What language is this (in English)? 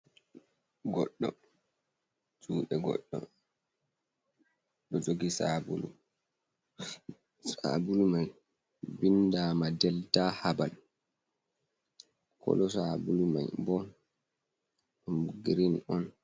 Fula